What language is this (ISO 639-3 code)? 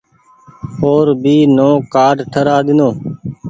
gig